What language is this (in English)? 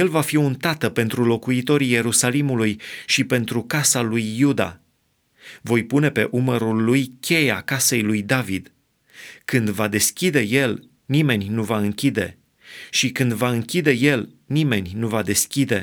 Romanian